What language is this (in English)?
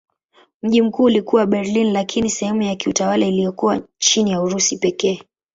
Swahili